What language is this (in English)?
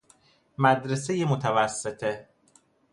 Persian